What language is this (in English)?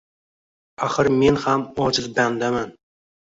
Uzbek